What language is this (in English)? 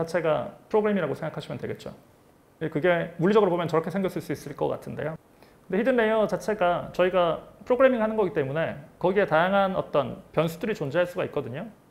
Korean